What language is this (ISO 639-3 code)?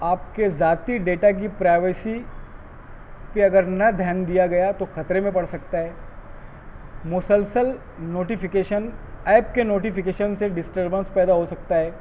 urd